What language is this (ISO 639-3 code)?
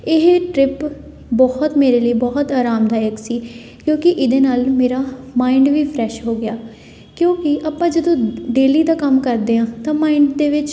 pan